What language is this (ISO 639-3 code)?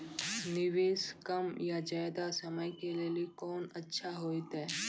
mai